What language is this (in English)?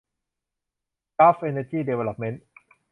Thai